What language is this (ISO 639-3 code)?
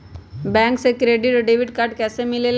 mag